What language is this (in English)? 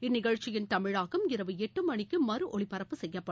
Tamil